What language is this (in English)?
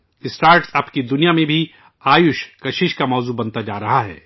Urdu